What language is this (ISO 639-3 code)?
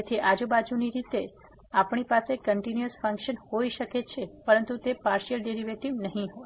guj